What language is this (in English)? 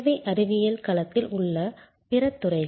Tamil